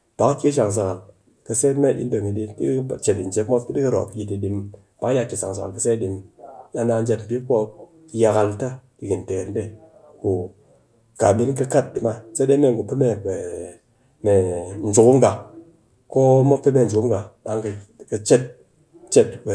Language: Cakfem-Mushere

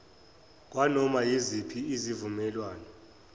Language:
Zulu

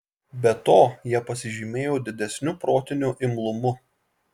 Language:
Lithuanian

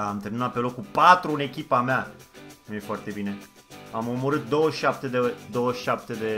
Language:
Romanian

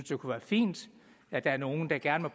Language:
Danish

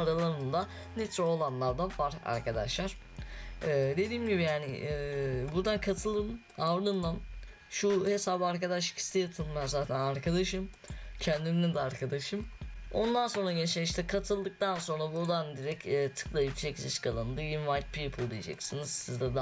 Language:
Turkish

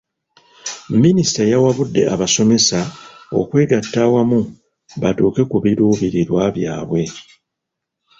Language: Ganda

